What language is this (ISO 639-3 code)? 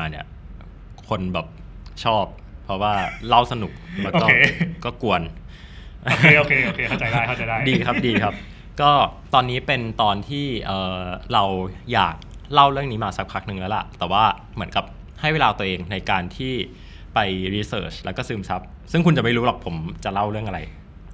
tha